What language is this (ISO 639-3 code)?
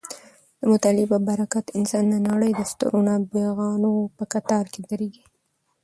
pus